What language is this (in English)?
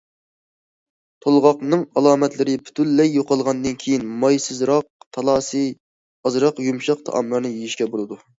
Uyghur